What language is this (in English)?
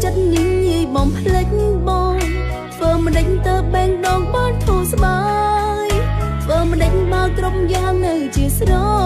Vietnamese